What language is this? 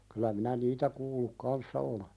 Finnish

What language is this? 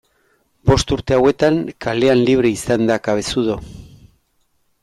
Basque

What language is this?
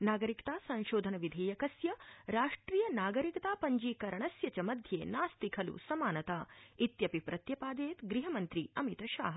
Sanskrit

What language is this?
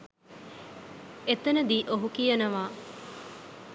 Sinhala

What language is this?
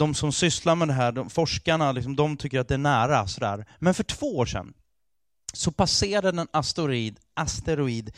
Swedish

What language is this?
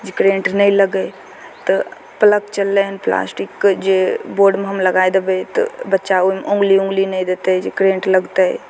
Maithili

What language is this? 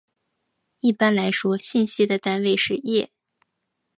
Chinese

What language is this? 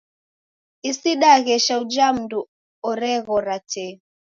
Taita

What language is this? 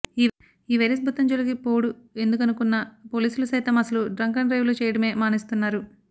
Telugu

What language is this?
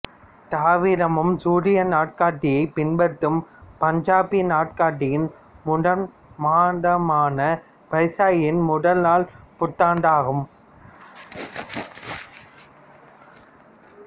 Tamil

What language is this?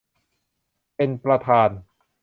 Thai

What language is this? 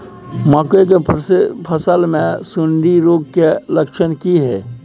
Maithili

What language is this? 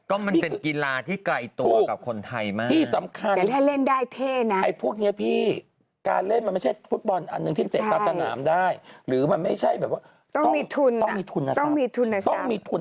Thai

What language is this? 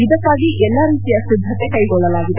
Kannada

